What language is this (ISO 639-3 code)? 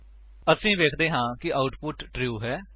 pan